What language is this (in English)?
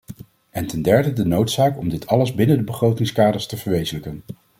Dutch